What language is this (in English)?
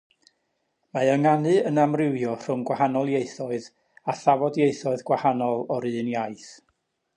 Welsh